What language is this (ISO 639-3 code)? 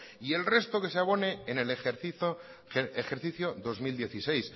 spa